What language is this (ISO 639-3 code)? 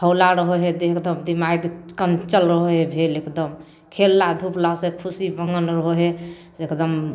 mai